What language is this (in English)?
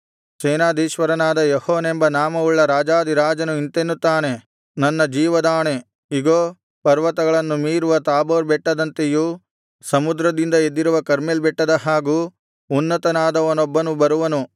Kannada